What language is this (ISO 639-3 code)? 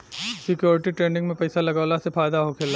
bho